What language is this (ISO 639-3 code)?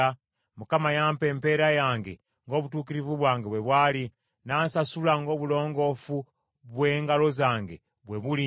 lug